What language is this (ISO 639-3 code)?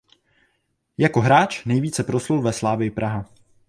ces